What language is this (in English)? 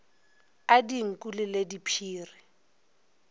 Northern Sotho